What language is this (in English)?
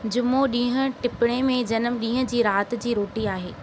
Sindhi